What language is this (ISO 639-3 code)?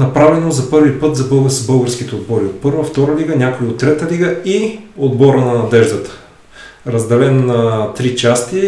bul